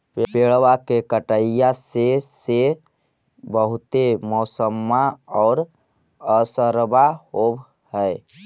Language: Magahi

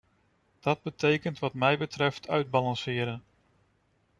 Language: Dutch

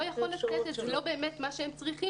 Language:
Hebrew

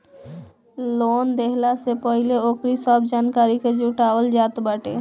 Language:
Bhojpuri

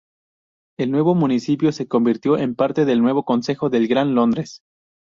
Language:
Spanish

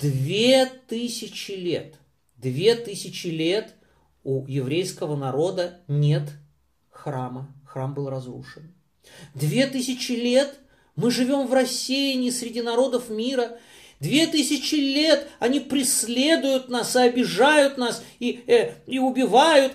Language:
Russian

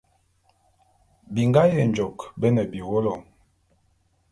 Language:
Bulu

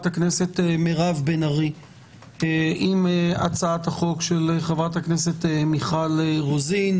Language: Hebrew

